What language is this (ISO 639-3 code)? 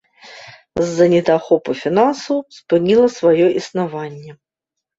bel